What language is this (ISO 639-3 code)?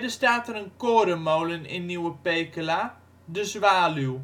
nld